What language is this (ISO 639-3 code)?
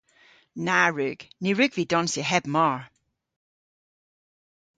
cor